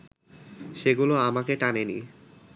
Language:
Bangla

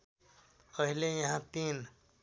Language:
Nepali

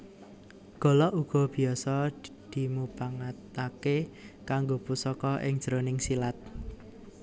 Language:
Javanese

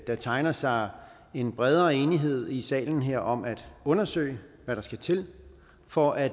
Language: Danish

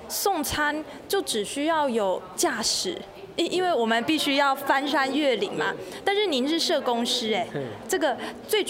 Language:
Chinese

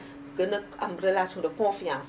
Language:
Wolof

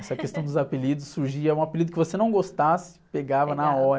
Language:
Portuguese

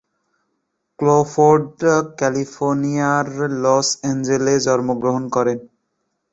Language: Bangla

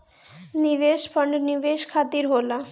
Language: Bhojpuri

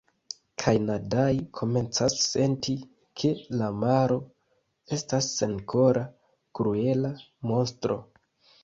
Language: Esperanto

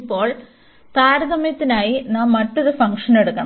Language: Malayalam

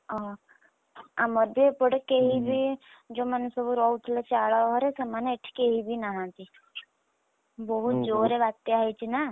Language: Odia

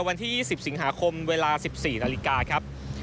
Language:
Thai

